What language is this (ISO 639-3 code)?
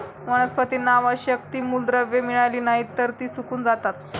mar